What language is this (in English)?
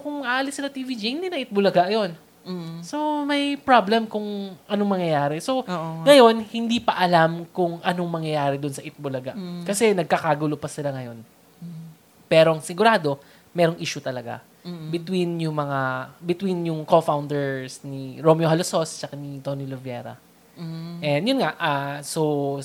Filipino